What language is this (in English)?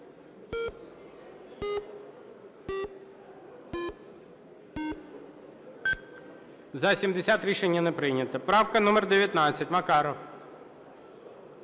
Ukrainian